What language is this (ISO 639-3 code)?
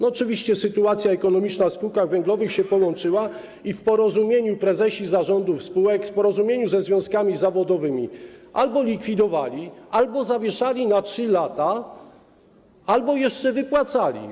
pol